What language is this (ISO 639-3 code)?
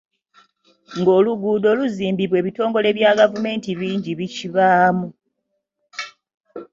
lug